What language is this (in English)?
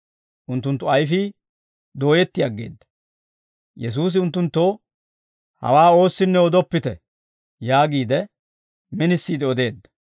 Dawro